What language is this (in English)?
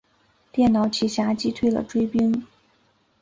Chinese